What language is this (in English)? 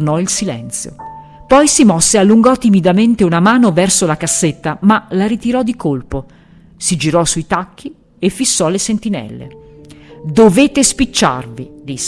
Italian